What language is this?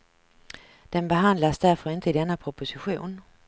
Swedish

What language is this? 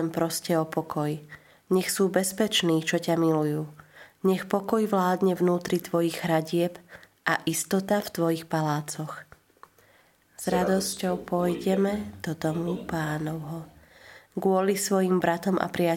Slovak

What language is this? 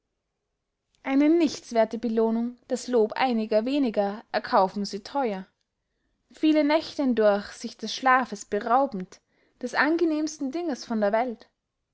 German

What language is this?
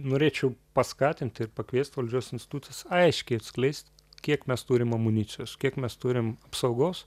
Lithuanian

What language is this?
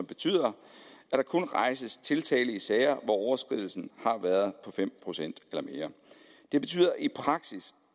Danish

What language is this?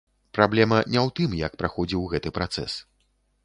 Belarusian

